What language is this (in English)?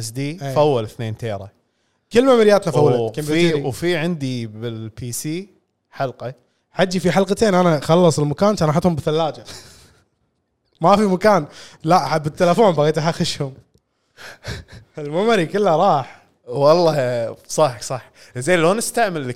Arabic